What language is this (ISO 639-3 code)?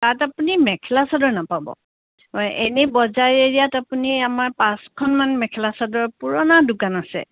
asm